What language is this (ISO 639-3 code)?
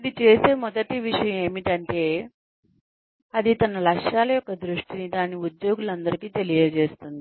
tel